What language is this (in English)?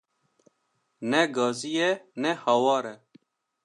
Kurdish